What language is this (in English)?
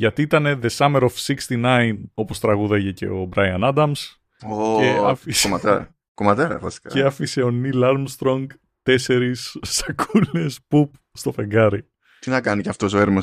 Greek